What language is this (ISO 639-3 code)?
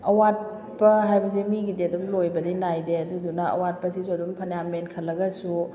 mni